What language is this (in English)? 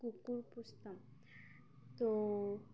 Bangla